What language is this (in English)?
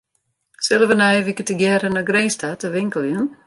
Western Frisian